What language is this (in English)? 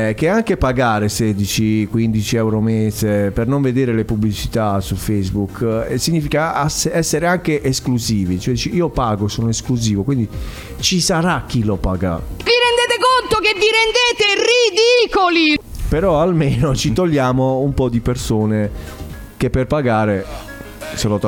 Italian